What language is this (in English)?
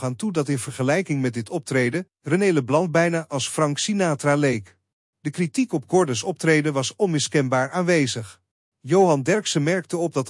Dutch